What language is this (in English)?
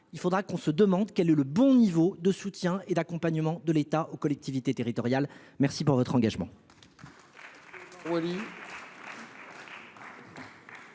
French